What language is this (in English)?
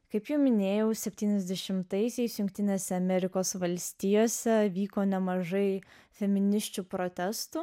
Lithuanian